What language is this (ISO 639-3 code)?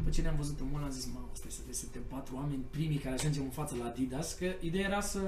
ron